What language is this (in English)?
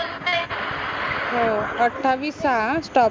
Marathi